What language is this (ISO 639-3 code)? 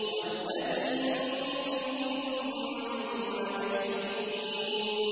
ara